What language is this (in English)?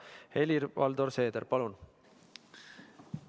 Estonian